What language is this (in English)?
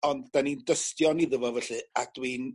Welsh